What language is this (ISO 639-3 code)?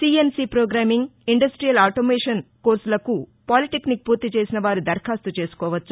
tel